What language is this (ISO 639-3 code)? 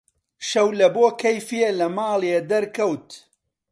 ckb